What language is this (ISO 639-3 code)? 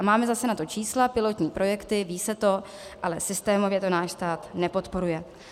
ces